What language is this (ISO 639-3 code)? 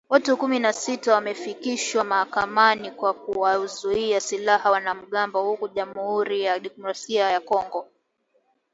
swa